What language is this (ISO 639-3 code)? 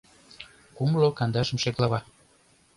chm